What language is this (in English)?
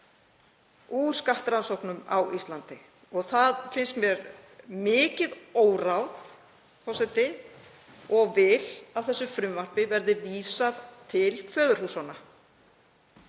Icelandic